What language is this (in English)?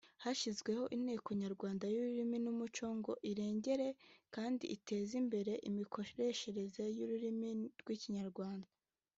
Kinyarwanda